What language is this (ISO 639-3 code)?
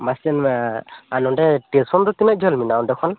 sat